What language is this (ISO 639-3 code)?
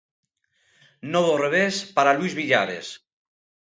glg